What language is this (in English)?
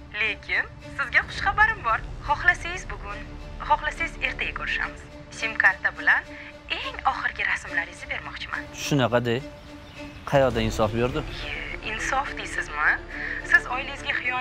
Turkish